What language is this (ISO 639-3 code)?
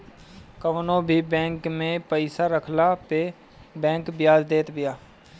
bho